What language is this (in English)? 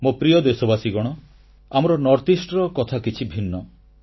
Odia